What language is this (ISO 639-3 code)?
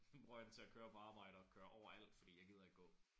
dan